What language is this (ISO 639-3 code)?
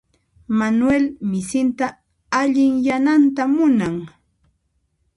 qxp